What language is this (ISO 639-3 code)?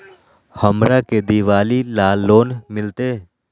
mag